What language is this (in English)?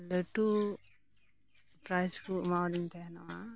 Santali